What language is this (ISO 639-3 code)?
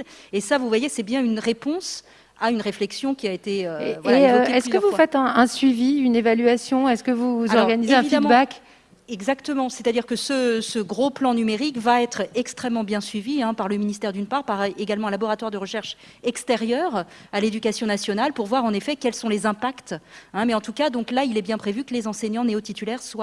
fra